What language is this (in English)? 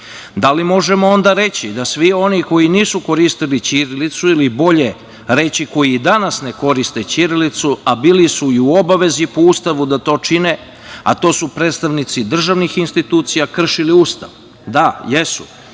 Serbian